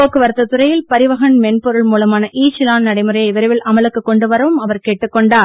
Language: Tamil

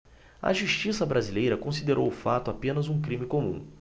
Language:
Portuguese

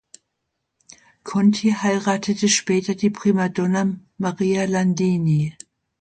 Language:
German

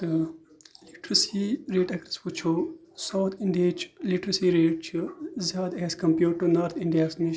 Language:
Kashmiri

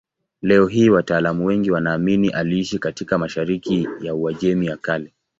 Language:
Swahili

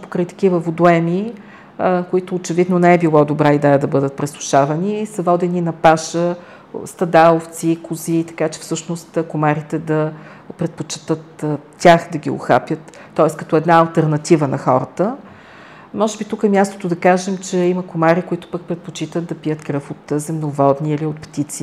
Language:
Bulgarian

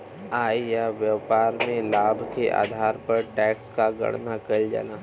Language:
Bhojpuri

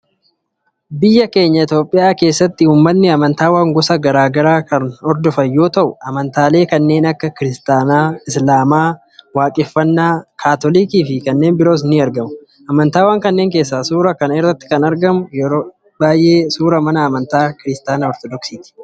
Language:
Oromo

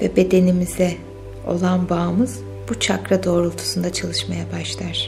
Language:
Turkish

